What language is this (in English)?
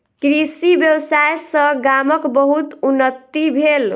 Maithili